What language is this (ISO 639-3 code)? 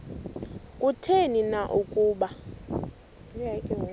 xho